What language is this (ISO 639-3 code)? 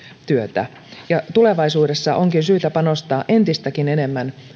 fin